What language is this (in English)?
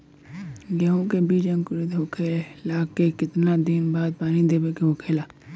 Bhojpuri